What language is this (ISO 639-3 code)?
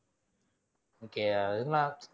tam